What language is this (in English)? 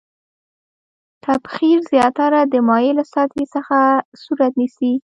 Pashto